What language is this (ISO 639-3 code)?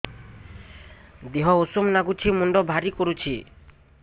ori